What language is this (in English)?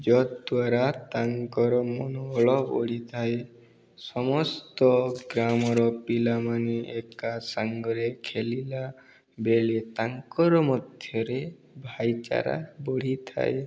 Odia